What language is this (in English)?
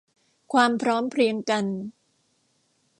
Thai